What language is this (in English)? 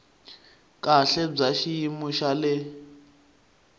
Tsonga